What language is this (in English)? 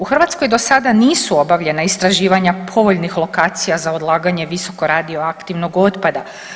Croatian